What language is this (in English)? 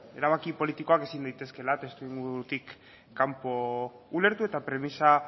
Basque